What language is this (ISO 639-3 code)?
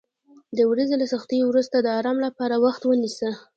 pus